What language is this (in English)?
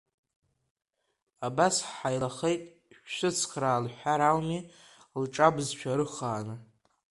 Abkhazian